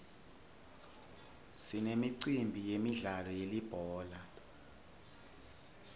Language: Swati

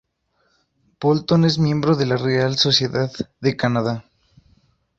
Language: Spanish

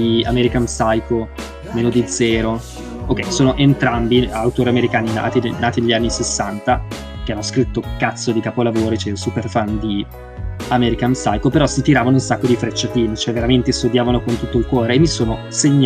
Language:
Italian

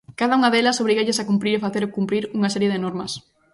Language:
Galician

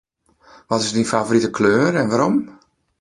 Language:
Western Frisian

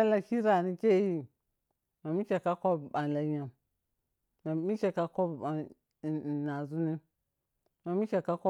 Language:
Piya-Kwonci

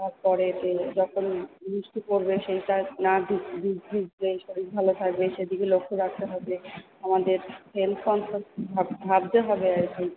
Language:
Bangla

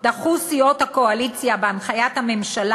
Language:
Hebrew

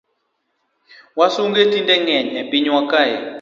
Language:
Luo (Kenya and Tanzania)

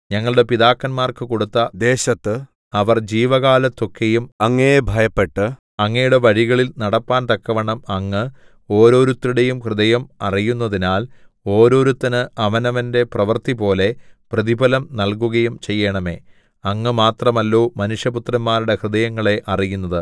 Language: Malayalam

